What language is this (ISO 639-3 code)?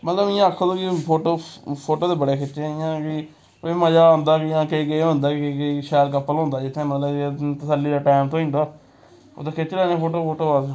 doi